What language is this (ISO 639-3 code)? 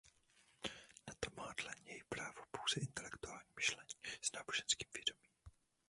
ces